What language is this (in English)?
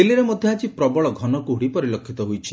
Odia